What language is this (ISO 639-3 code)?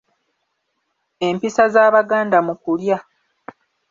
lug